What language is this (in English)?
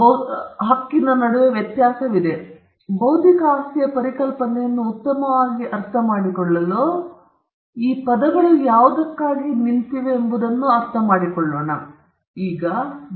Kannada